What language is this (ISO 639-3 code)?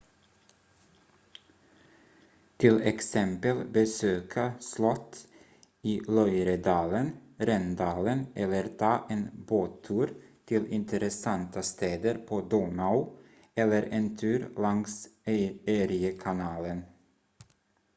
swe